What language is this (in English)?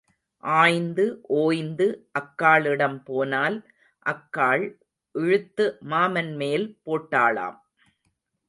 Tamil